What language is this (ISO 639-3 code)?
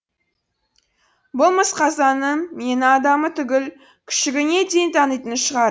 kaz